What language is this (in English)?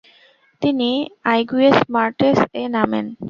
Bangla